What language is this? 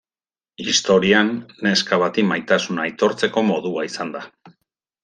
Basque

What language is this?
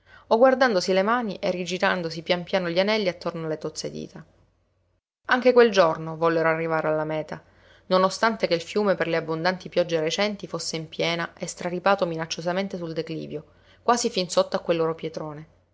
Italian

